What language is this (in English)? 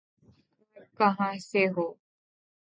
Urdu